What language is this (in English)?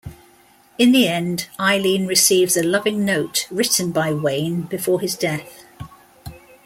English